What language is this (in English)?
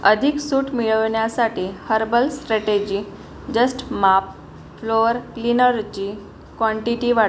Marathi